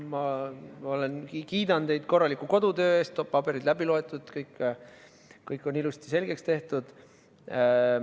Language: Estonian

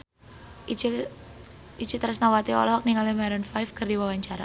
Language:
Sundanese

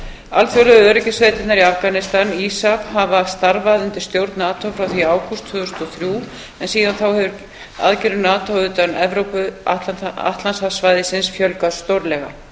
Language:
Icelandic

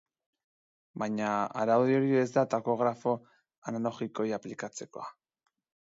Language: Basque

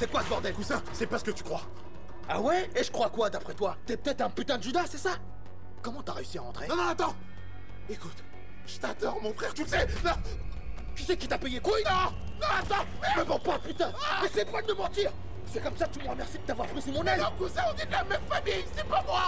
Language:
French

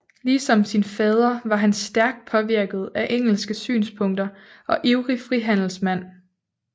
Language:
Danish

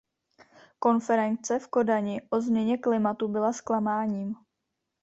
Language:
Czech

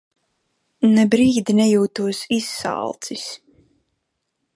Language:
Latvian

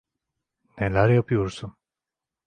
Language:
Turkish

